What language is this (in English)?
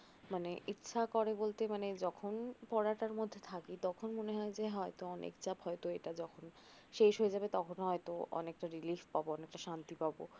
Bangla